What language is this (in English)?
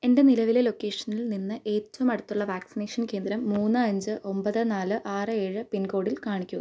Malayalam